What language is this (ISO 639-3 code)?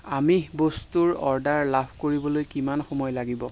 asm